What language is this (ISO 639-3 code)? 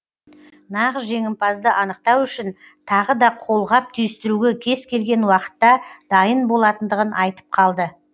kaz